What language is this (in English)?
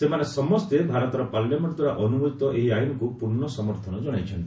Odia